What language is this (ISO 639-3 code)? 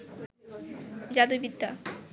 ben